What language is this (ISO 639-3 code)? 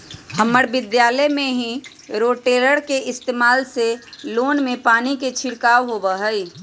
mag